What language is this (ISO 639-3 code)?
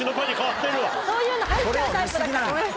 jpn